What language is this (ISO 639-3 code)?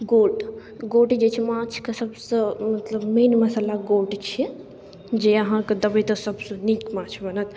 mai